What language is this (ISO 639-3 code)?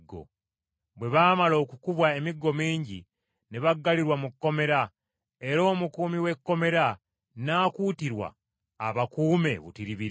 lug